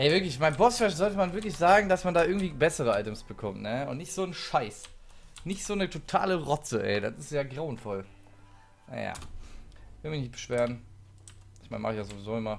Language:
German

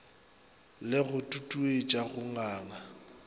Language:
Northern Sotho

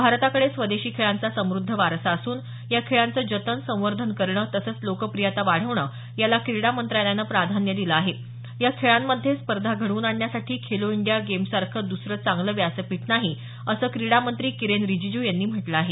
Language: Marathi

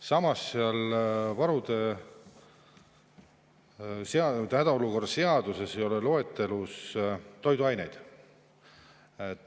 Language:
Estonian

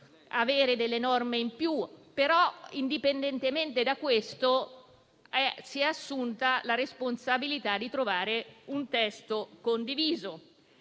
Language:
Italian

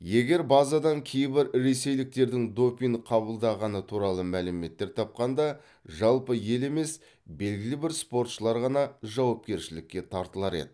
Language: Kazakh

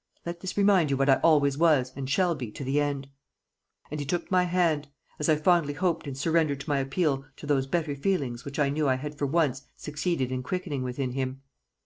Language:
English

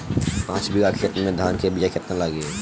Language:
Bhojpuri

